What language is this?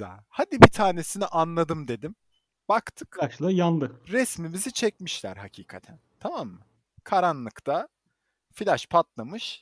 Turkish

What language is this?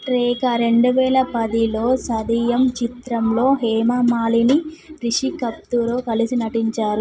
Telugu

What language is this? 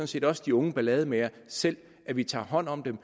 Danish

